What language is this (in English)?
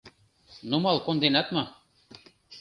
Mari